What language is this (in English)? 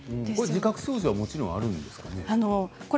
Japanese